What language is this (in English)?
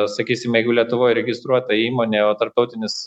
Lithuanian